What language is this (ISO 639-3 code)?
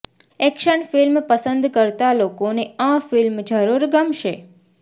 guj